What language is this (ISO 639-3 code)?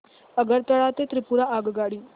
mar